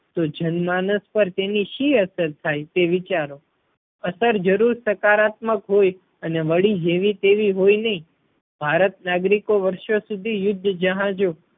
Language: Gujarati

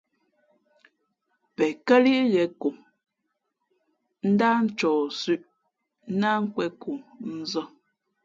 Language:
Fe'fe'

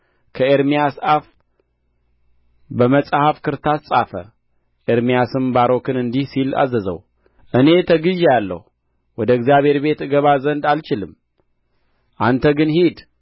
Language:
Amharic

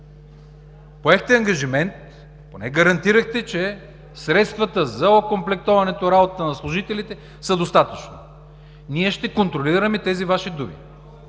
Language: Bulgarian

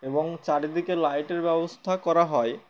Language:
Bangla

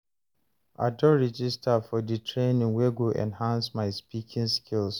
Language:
Nigerian Pidgin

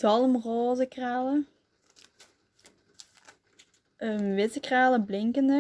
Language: Dutch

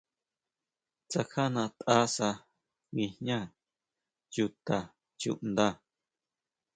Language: Huautla Mazatec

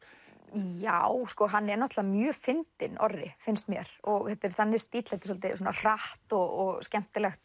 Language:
Icelandic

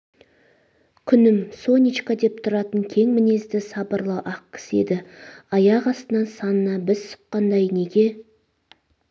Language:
Kazakh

